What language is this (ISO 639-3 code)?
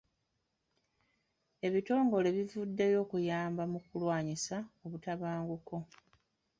lug